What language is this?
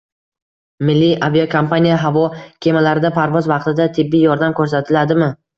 Uzbek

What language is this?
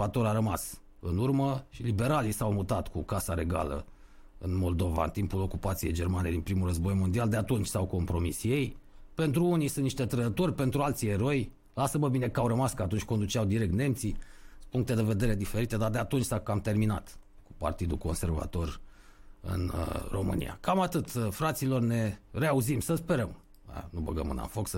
Romanian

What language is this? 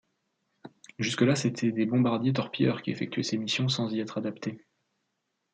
French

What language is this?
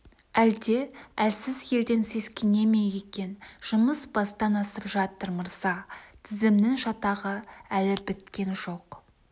Kazakh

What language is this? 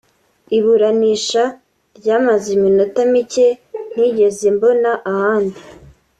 Kinyarwanda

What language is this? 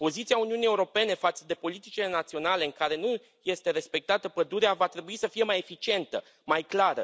Romanian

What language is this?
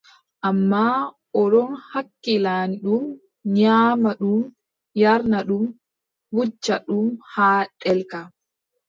Adamawa Fulfulde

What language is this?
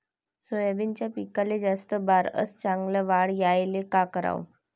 Marathi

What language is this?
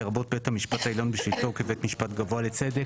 Hebrew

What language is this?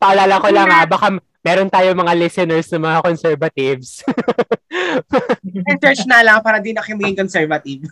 Filipino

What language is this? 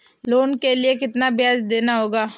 Hindi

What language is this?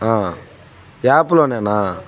Telugu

